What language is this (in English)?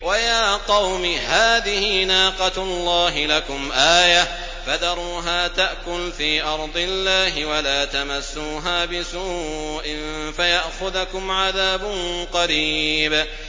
Arabic